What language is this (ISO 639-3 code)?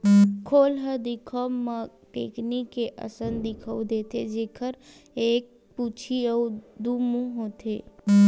hne